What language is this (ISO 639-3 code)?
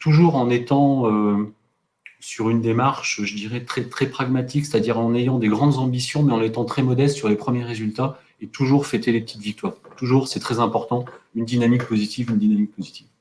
fra